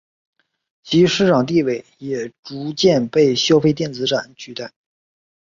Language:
Chinese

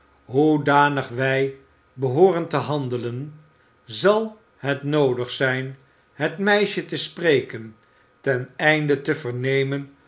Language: Dutch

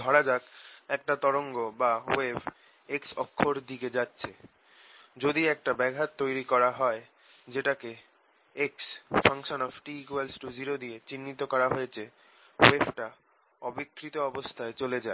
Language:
Bangla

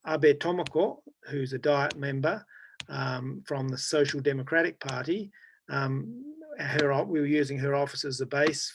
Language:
English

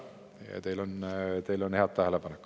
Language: Estonian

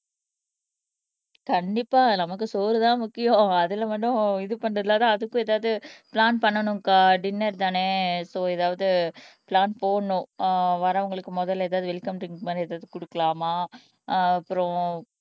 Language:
Tamil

